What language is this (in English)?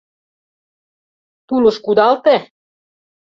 Mari